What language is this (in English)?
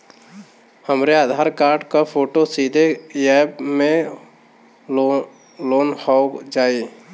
Bhojpuri